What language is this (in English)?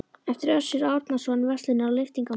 Icelandic